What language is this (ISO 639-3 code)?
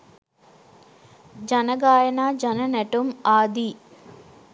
sin